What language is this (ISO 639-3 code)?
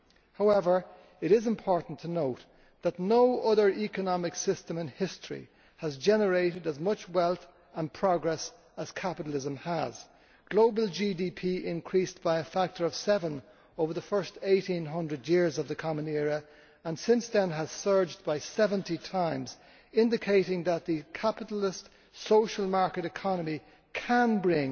eng